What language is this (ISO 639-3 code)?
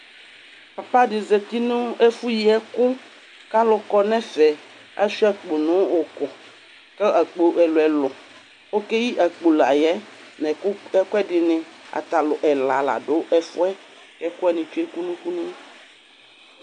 kpo